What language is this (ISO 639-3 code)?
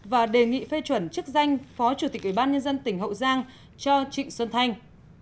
vie